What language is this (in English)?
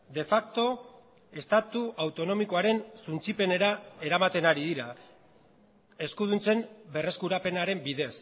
Basque